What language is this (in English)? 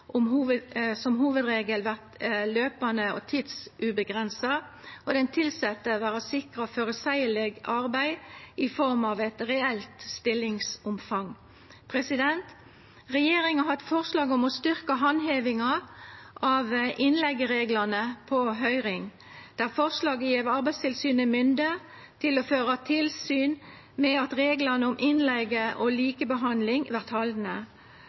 Norwegian Nynorsk